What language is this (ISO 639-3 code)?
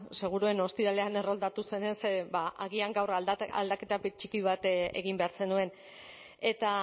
eus